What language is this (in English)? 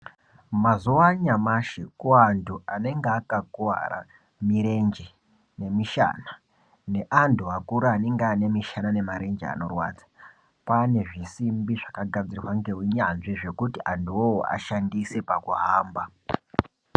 Ndau